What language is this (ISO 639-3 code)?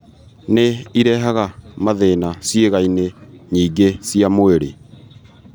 kik